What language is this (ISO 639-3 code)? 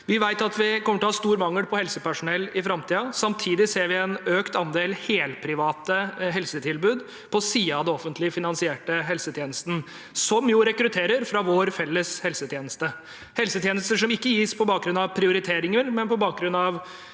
nor